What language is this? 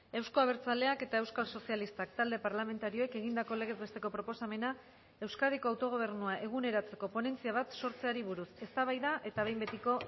Basque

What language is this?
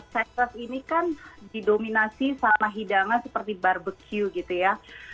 Indonesian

